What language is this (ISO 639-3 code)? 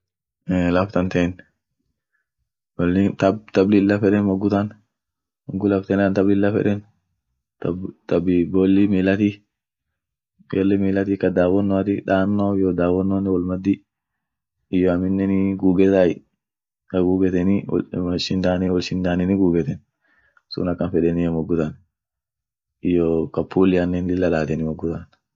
orc